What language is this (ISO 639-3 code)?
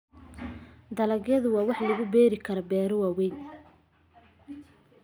som